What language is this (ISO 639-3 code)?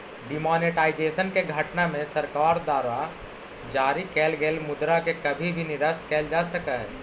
mag